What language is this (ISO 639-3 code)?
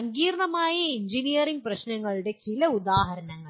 mal